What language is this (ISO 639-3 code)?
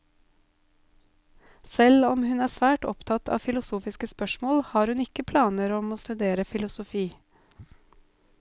nor